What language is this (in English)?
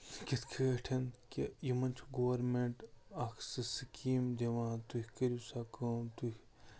Kashmiri